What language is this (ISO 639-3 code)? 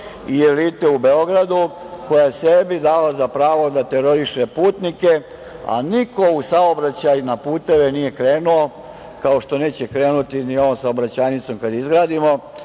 srp